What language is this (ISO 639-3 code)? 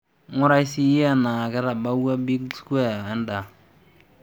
mas